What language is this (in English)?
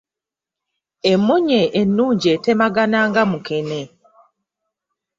Ganda